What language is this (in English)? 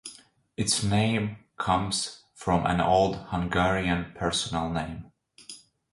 English